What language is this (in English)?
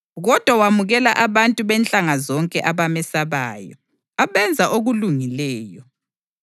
North Ndebele